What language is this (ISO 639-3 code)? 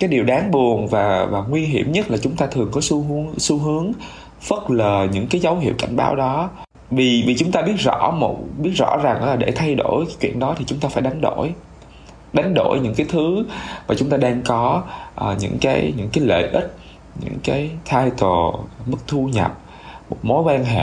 vie